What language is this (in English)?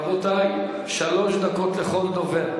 Hebrew